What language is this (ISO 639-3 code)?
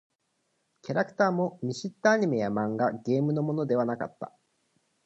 jpn